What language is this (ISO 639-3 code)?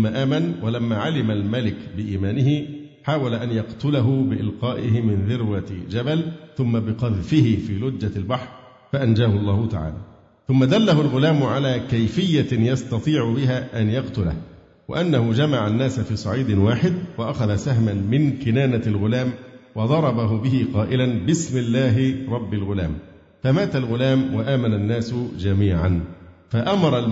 ara